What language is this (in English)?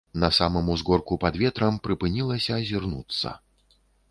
Belarusian